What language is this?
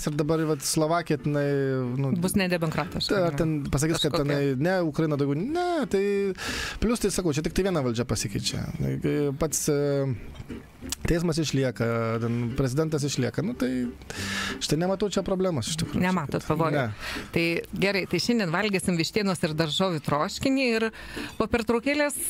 Lithuanian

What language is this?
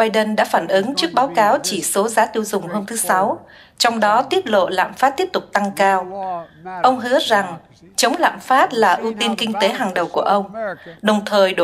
Vietnamese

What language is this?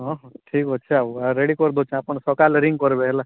Odia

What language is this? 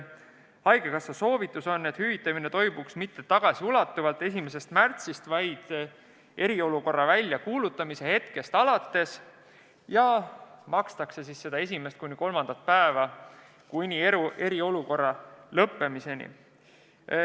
Estonian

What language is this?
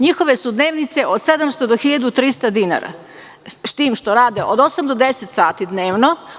Serbian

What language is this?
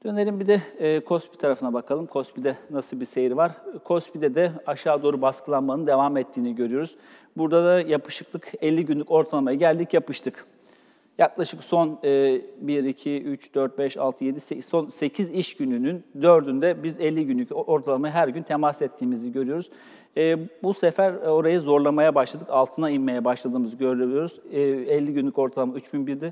Turkish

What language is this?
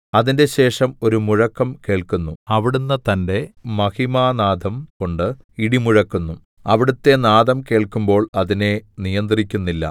Malayalam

